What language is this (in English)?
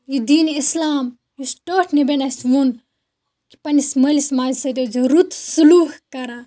Kashmiri